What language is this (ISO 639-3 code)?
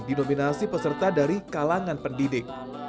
ind